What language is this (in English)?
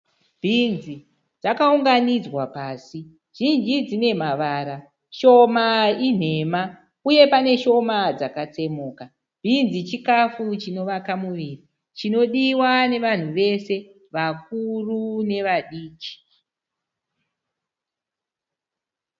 Shona